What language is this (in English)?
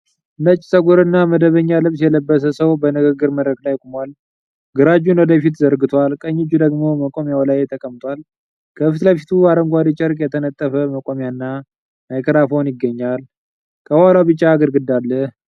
Amharic